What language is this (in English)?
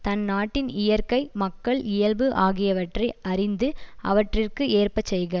Tamil